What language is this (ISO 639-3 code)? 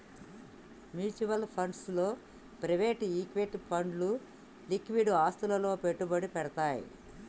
tel